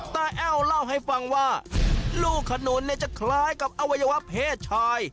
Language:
Thai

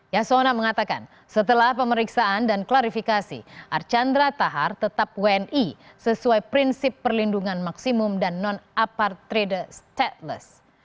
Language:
Indonesian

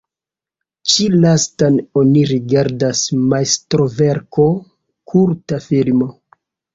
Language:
Esperanto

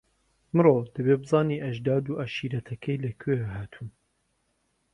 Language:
Central Kurdish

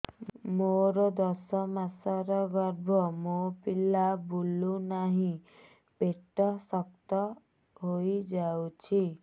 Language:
Odia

